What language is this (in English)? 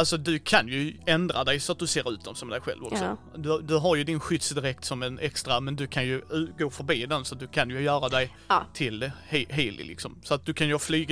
Swedish